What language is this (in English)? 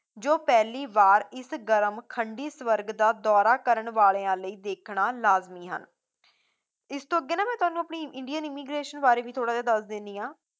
Punjabi